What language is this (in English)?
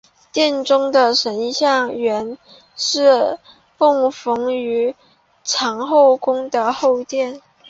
Chinese